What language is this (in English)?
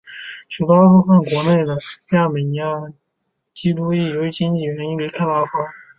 Chinese